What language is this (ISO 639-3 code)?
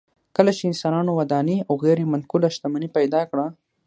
pus